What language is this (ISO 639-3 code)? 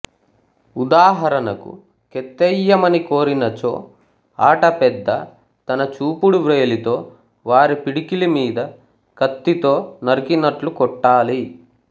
tel